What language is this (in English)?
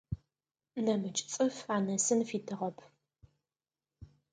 Adyghe